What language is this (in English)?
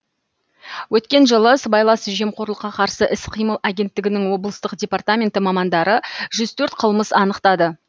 Kazakh